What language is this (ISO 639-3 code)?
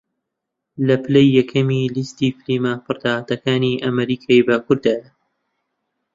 ckb